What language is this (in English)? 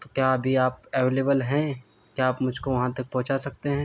Urdu